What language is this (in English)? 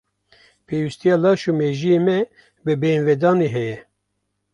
Kurdish